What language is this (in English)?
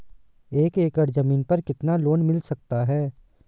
Hindi